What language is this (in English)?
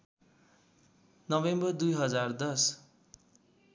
Nepali